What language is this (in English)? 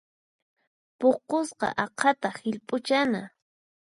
Puno Quechua